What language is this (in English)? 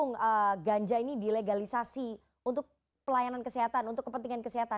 Indonesian